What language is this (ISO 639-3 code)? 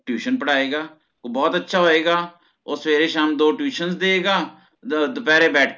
pan